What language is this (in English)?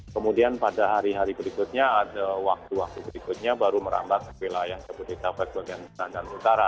Indonesian